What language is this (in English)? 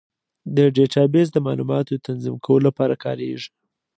Pashto